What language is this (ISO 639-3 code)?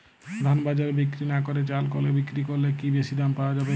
ben